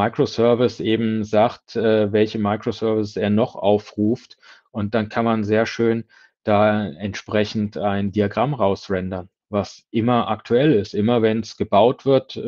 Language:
German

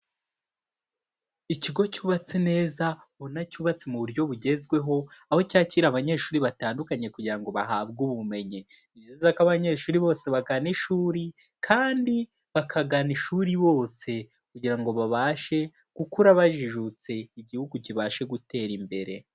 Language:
Kinyarwanda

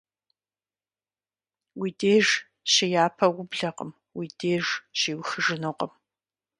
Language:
Kabardian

